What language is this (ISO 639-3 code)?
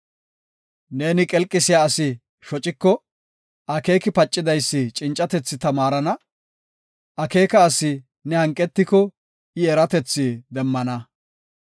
gof